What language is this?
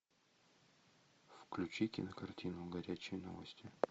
Russian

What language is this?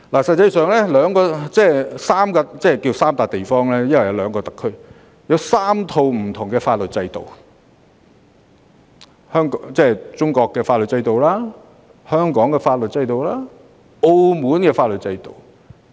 Cantonese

